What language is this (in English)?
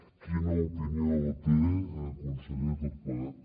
Catalan